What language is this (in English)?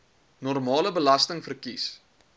Afrikaans